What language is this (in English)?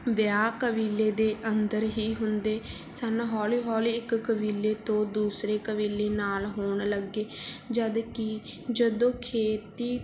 Punjabi